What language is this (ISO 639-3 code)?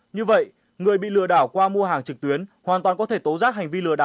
vie